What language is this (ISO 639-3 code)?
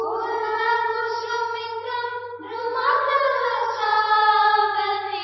ori